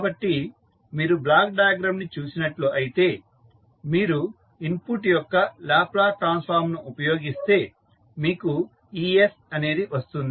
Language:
Telugu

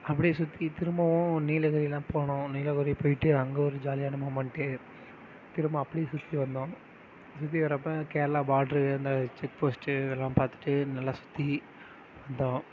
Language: Tamil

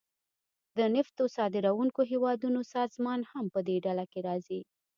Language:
Pashto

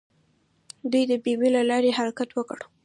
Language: Pashto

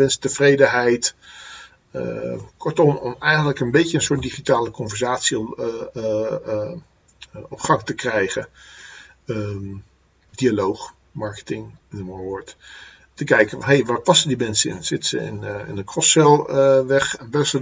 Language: Dutch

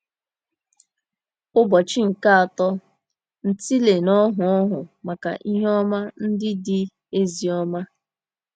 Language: Igbo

